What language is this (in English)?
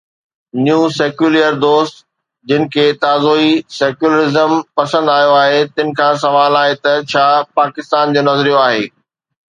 Sindhi